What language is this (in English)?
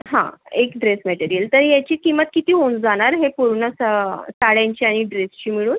Marathi